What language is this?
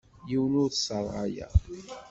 Kabyle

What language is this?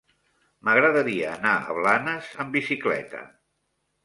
Catalan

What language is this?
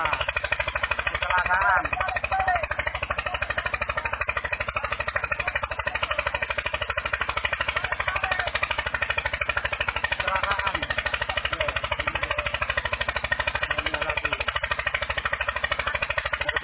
Indonesian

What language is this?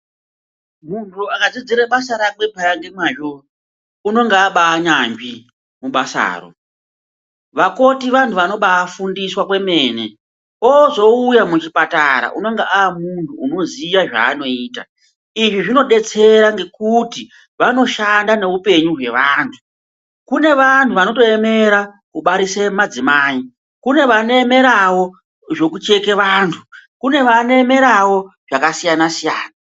Ndau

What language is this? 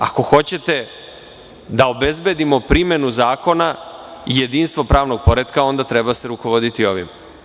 Serbian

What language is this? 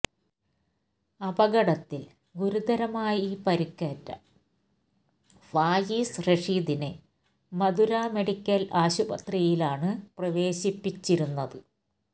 Malayalam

